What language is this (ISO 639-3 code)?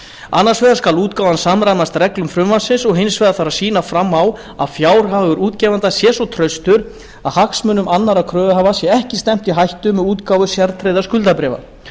isl